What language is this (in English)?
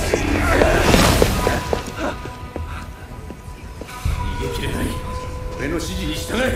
Japanese